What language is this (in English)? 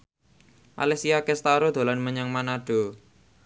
Javanese